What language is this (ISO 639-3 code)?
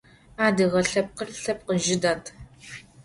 ady